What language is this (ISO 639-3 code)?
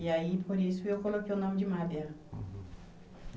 por